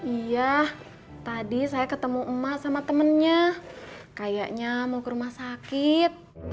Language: Indonesian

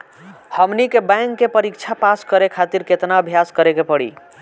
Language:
Bhojpuri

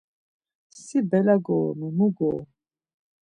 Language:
Laz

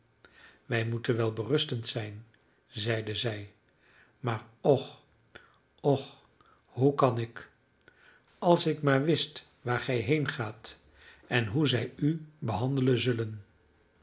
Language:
Dutch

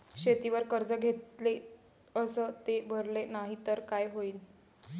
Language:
Marathi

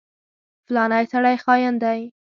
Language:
Pashto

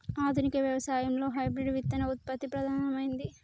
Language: Telugu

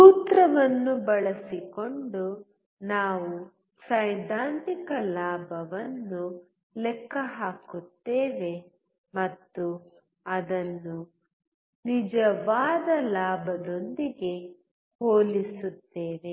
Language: Kannada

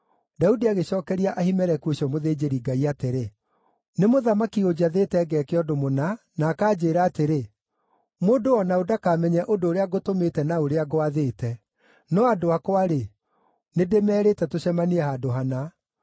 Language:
Kikuyu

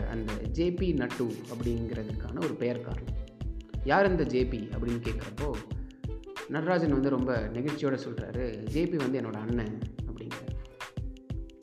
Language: Tamil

